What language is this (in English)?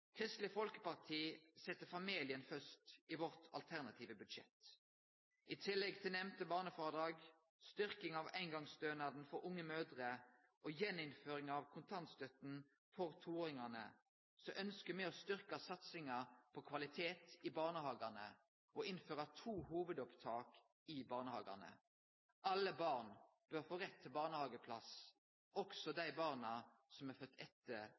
Norwegian Nynorsk